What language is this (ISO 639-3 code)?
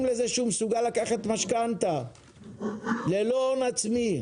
heb